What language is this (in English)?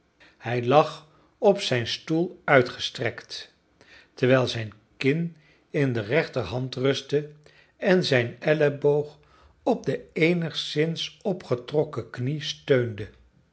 Dutch